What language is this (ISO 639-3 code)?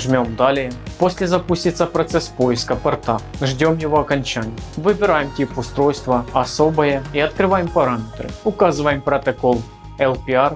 rus